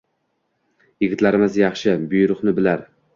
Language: Uzbek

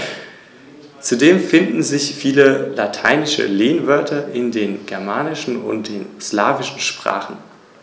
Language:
German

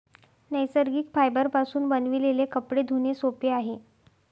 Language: Marathi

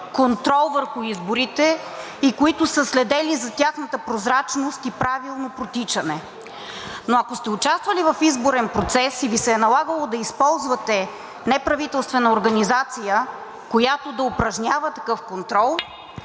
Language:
Bulgarian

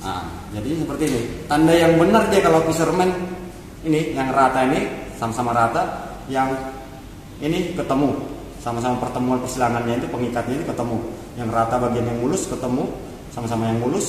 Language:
Indonesian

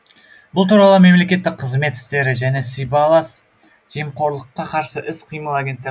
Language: Kazakh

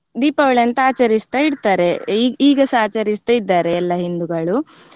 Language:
Kannada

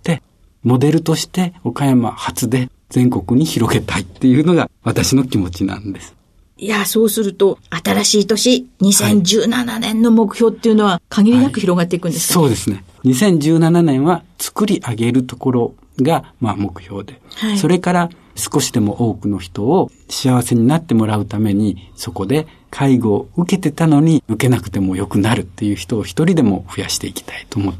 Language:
Japanese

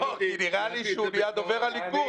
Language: Hebrew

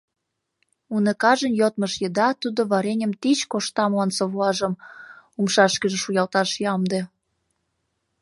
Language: Mari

